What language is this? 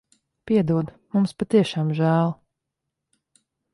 Latvian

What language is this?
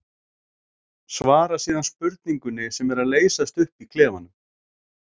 Icelandic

